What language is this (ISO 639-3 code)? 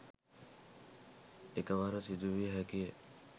sin